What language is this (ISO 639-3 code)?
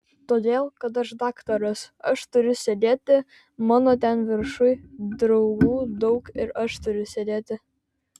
lit